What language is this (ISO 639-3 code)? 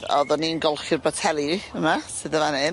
cym